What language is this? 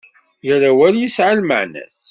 Kabyle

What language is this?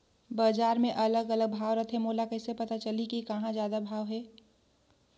Chhattisgarhi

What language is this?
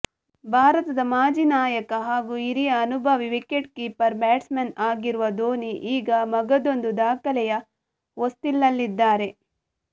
Kannada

